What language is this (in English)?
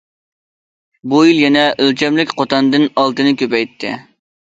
Uyghur